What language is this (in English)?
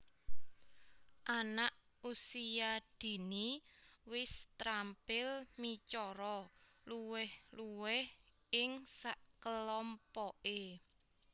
Javanese